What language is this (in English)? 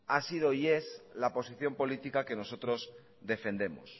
Spanish